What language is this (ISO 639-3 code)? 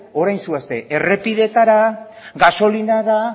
eus